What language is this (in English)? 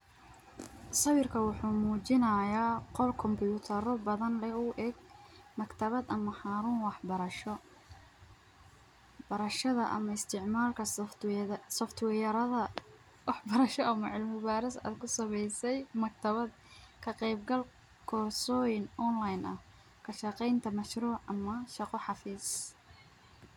Somali